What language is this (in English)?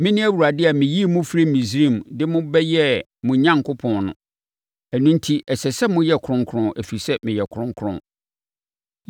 Akan